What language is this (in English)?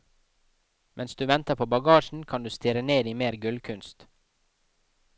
Norwegian